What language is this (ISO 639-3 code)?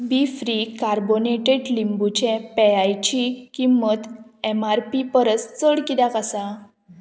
kok